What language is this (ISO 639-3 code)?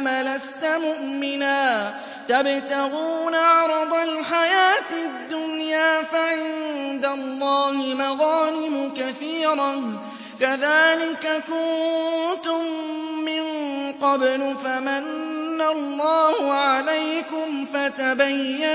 ara